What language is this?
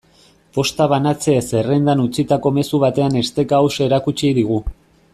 Basque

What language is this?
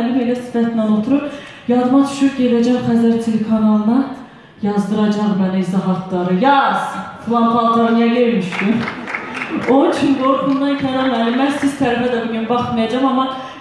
Turkish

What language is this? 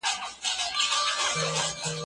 Pashto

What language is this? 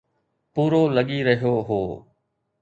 Sindhi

